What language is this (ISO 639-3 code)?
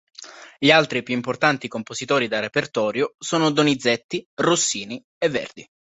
ita